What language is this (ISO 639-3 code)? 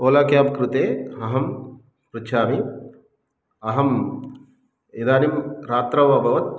san